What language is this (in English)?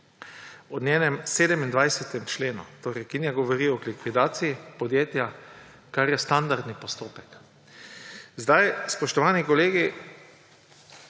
Slovenian